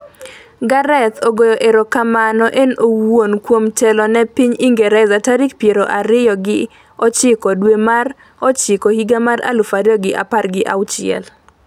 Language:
Luo (Kenya and Tanzania)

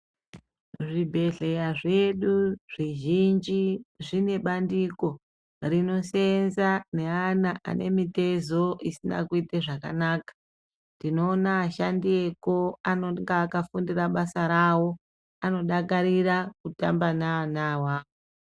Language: Ndau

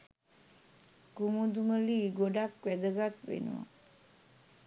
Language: Sinhala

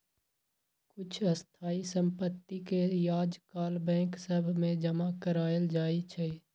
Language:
Magahi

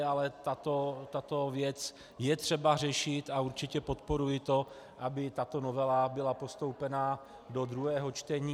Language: Czech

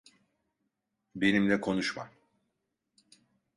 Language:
Turkish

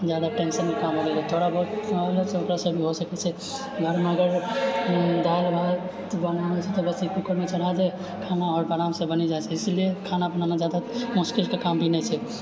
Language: Maithili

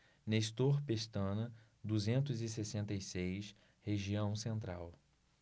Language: Portuguese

